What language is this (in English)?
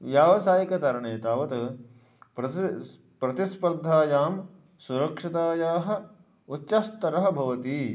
Sanskrit